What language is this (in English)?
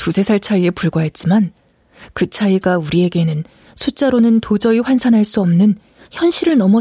Korean